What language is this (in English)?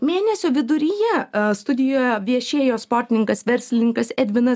Lithuanian